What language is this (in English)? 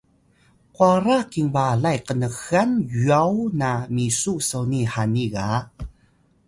Atayal